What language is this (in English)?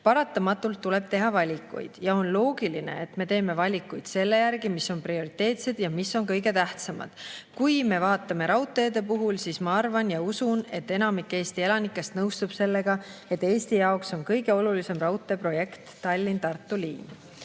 Estonian